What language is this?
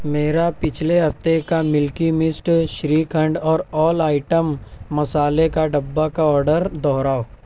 Urdu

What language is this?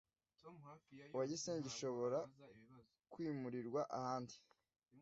Kinyarwanda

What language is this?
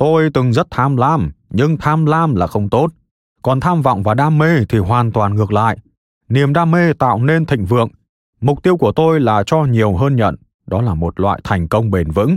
Vietnamese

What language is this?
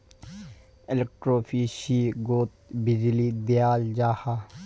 Magahi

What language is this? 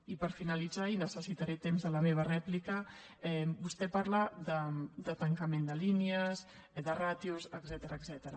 Catalan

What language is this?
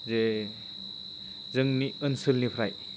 Bodo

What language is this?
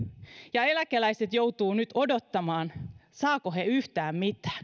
Finnish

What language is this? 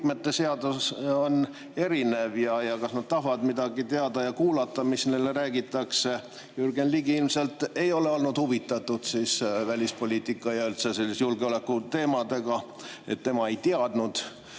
Estonian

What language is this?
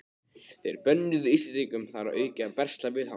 Icelandic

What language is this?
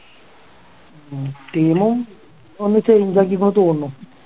Malayalam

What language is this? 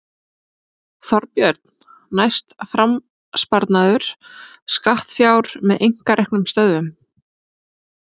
Icelandic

